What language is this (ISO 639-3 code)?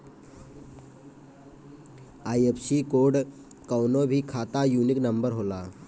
bho